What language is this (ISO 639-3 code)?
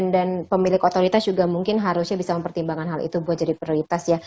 ind